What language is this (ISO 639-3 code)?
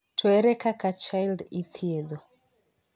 luo